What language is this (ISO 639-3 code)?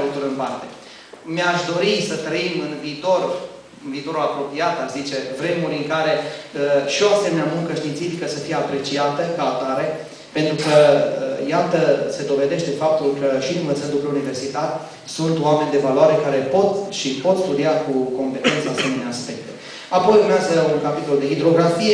ron